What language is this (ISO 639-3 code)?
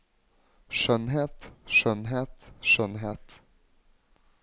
nor